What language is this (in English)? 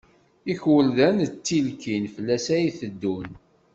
Kabyle